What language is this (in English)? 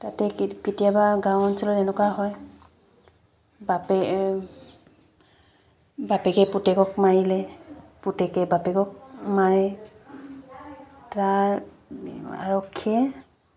Assamese